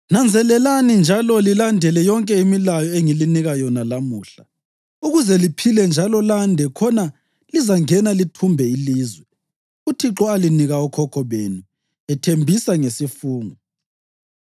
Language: North Ndebele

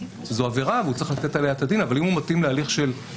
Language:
Hebrew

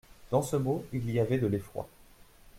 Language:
French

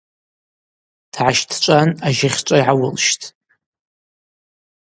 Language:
Abaza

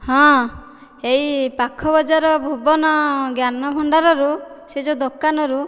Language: Odia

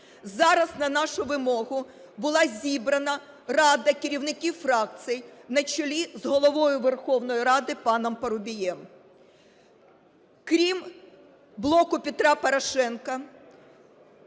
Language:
Ukrainian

